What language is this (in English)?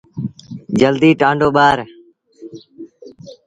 Sindhi Bhil